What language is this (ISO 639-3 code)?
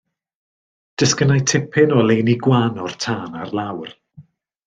cym